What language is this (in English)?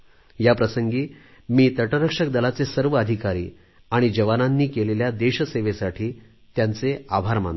Marathi